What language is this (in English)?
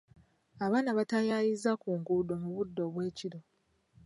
Ganda